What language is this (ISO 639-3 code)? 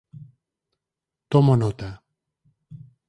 glg